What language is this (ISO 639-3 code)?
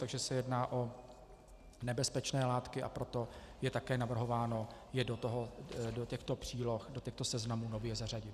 ces